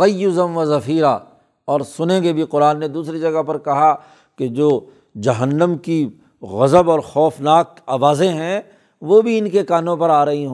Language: Urdu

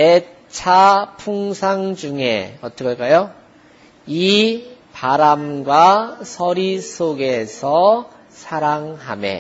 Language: Korean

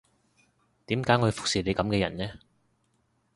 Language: Cantonese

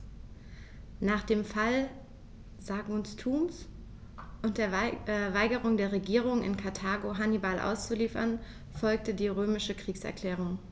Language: German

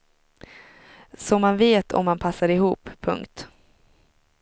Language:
Swedish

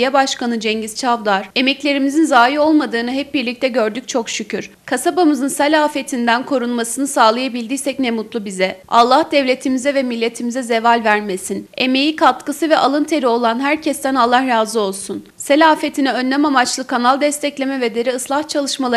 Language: Turkish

